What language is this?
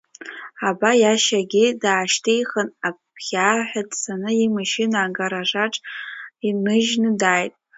Abkhazian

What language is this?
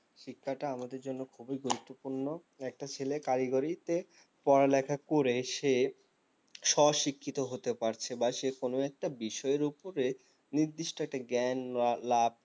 Bangla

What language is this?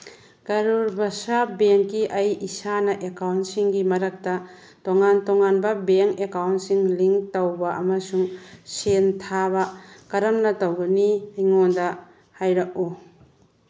Manipuri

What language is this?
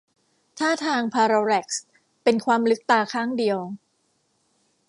Thai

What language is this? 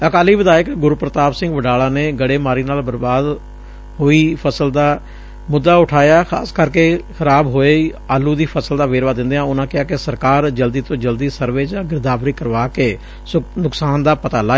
Punjabi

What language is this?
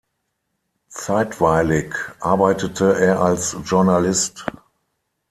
German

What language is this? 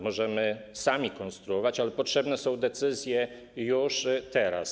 Polish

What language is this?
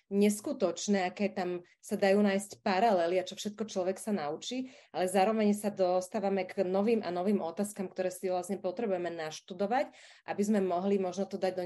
Slovak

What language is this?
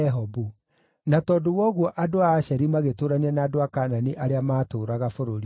Kikuyu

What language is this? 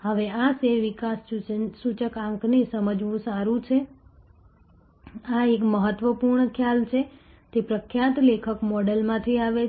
Gujarati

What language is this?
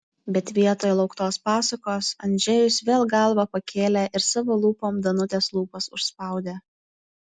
Lithuanian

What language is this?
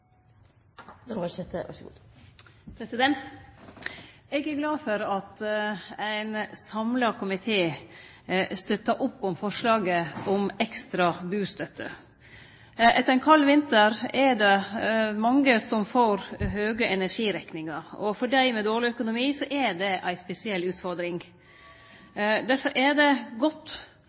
Norwegian Nynorsk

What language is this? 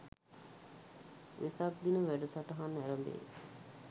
Sinhala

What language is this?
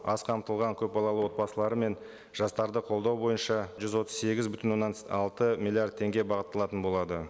Kazakh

